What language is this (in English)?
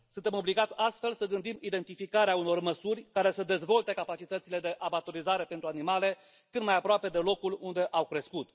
Romanian